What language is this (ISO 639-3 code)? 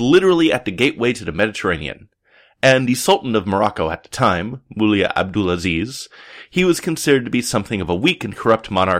eng